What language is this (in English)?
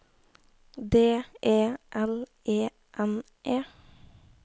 Norwegian